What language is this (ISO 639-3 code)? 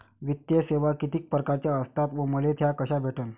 mar